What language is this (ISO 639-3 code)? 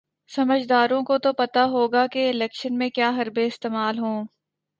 urd